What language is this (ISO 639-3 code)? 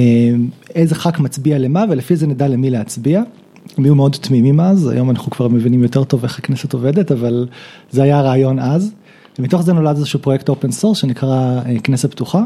heb